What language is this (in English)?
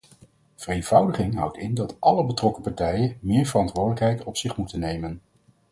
Dutch